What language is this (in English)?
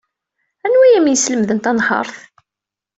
Kabyle